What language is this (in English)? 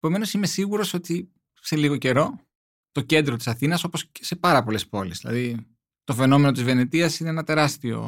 Greek